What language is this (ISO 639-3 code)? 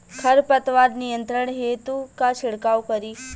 bho